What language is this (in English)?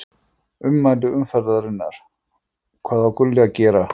Icelandic